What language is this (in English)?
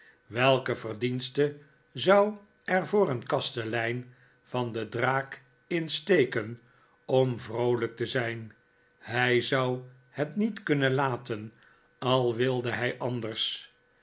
Dutch